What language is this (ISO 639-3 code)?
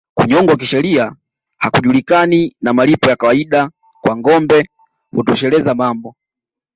swa